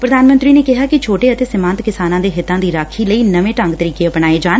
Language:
Punjabi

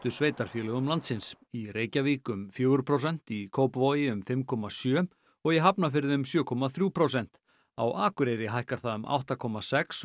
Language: Icelandic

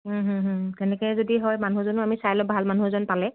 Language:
Assamese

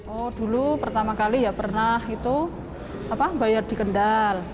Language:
Indonesian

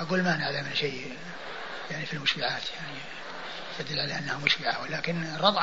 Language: Arabic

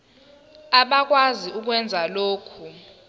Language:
Zulu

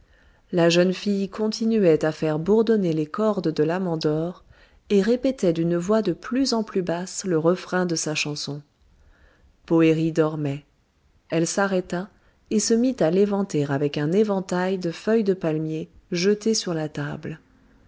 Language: French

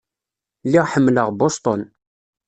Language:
Kabyle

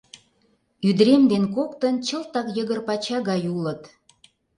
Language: Mari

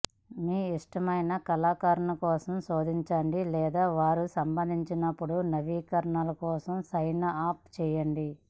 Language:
Telugu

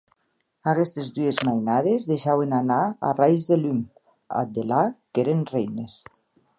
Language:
Occitan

